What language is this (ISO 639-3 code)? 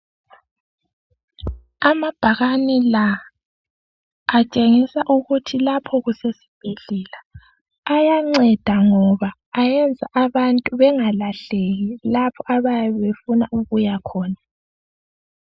nde